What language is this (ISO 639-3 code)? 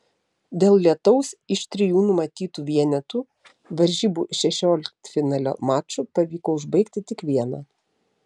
lit